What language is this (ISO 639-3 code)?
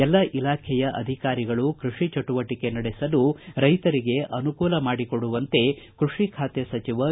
kan